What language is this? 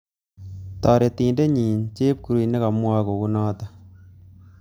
Kalenjin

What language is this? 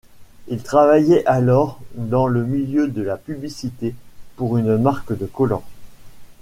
French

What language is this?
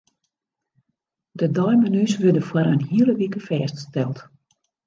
Western Frisian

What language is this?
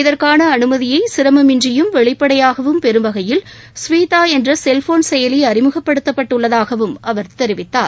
Tamil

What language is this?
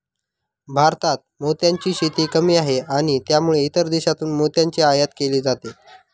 Marathi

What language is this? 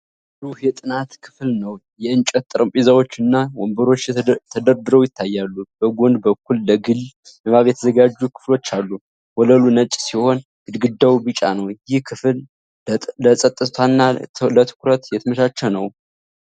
Amharic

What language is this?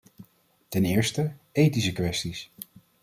Dutch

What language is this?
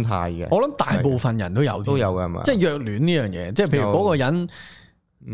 Chinese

